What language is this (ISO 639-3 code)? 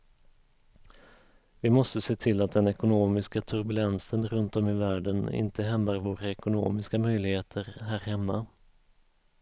swe